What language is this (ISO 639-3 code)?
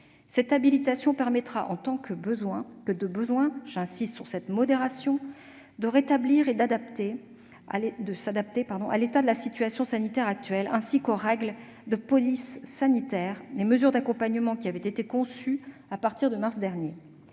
fra